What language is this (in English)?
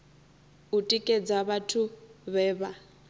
Venda